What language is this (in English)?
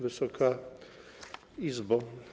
Polish